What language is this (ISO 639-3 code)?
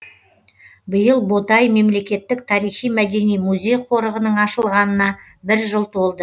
kaz